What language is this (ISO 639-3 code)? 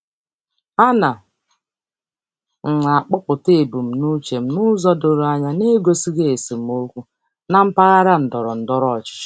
ibo